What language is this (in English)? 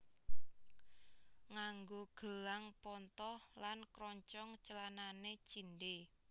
Javanese